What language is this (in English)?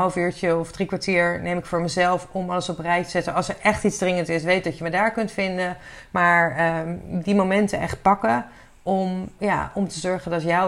Dutch